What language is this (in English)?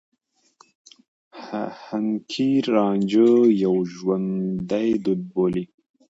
Pashto